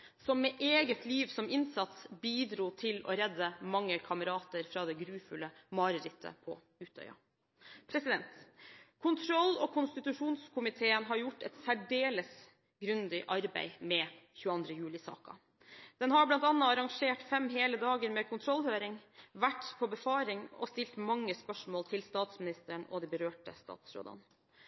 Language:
Norwegian Bokmål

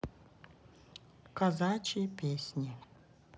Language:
Russian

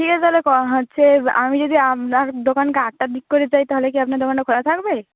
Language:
Bangla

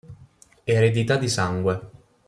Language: Italian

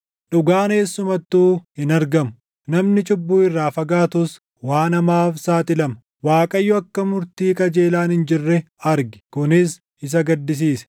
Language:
Oromo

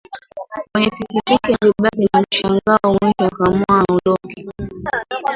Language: Swahili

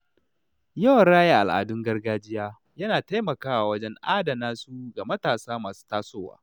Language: Hausa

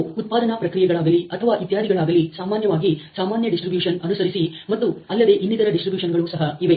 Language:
Kannada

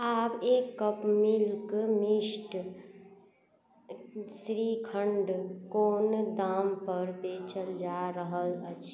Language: Maithili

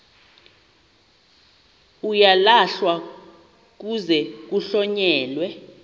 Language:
Xhosa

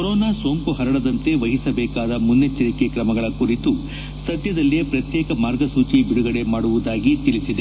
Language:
Kannada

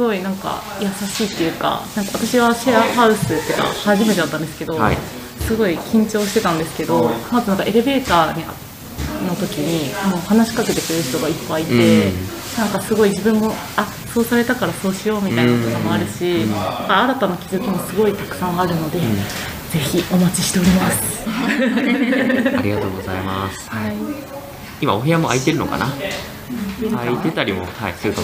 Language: Japanese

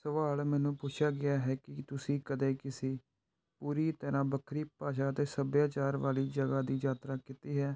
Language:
Punjabi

